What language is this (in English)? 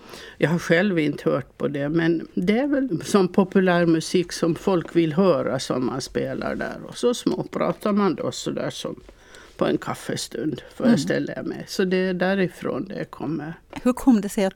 Swedish